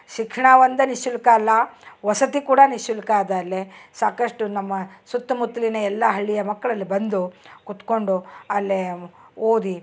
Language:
Kannada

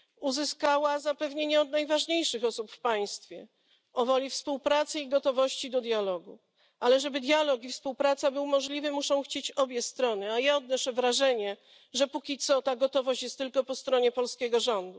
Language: Polish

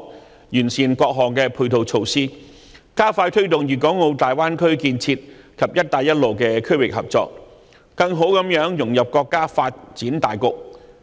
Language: Cantonese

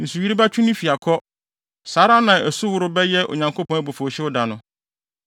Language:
Akan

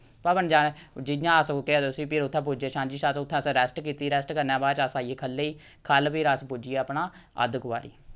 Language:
Dogri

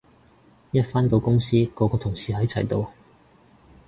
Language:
Cantonese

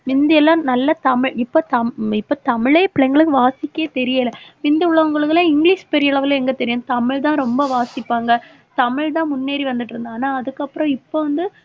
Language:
Tamil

